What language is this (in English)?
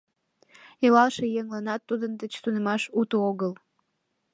Mari